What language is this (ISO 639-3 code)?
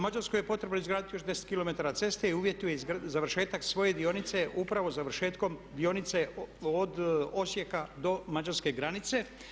hrv